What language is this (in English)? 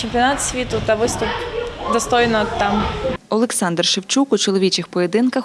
Ukrainian